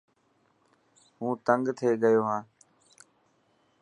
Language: Dhatki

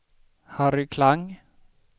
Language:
Swedish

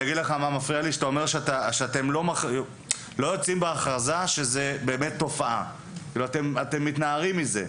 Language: Hebrew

